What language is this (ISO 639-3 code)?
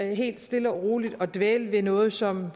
dan